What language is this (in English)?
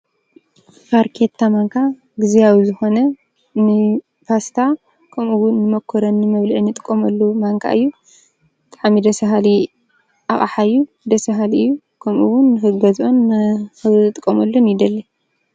Tigrinya